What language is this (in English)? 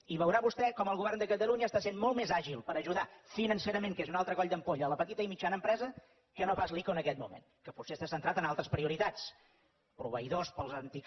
Catalan